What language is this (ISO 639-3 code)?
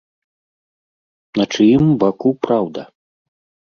bel